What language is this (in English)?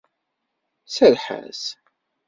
Kabyle